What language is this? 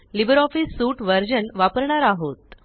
Marathi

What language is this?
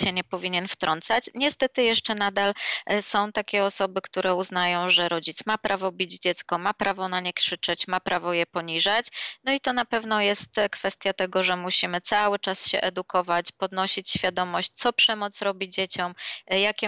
Polish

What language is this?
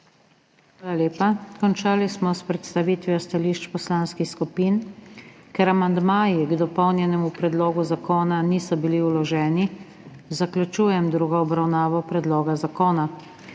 Slovenian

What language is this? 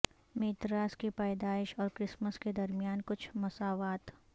Urdu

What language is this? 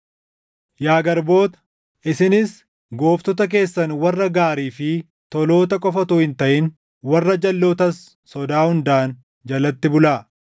Oromo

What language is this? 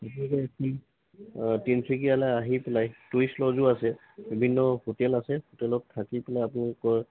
Assamese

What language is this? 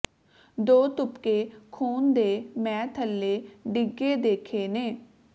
Punjabi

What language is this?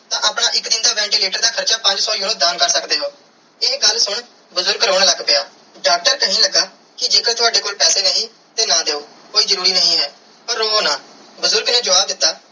Punjabi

